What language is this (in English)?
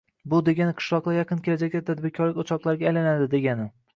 Uzbek